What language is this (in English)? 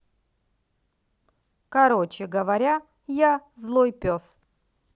Russian